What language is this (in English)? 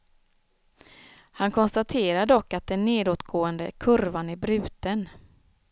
Swedish